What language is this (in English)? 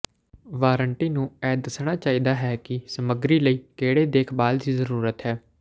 Punjabi